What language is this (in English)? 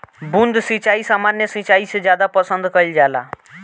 Bhojpuri